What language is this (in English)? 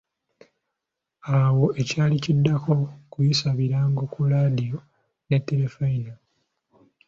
Ganda